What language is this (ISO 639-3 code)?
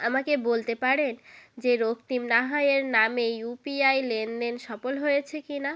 ben